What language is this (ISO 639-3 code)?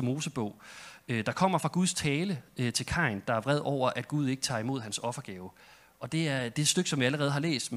dan